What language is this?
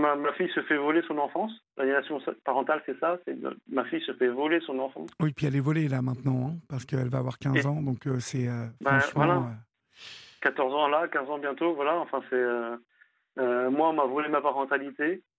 French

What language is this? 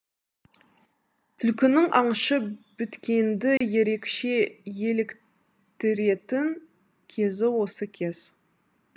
Kazakh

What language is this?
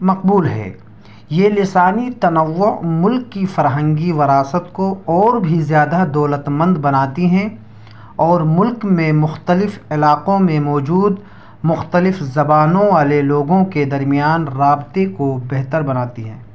Urdu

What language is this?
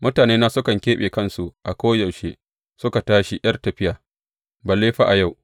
Hausa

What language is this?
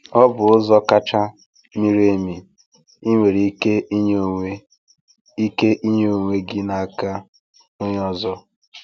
Igbo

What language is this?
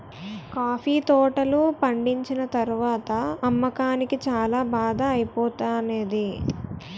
Telugu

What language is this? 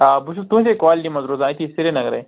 Kashmiri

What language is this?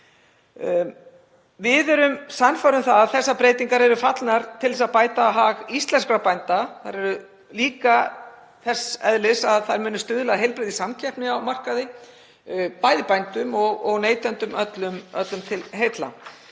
Icelandic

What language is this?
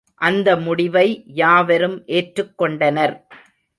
Tamil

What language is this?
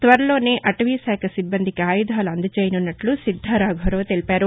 Telugu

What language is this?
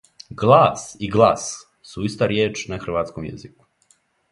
Serbian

